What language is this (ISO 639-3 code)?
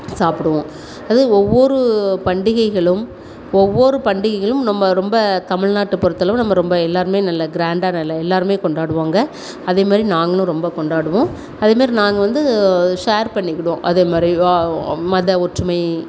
tam